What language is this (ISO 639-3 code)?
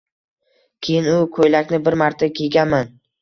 uzb